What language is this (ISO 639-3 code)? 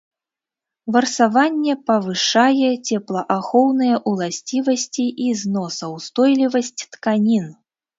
bel